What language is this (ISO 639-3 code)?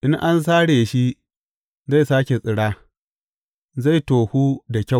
hau